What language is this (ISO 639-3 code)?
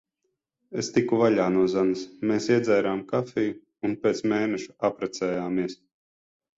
lav